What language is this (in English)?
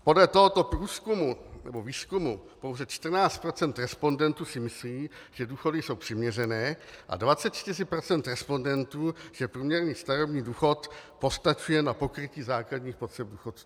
Czech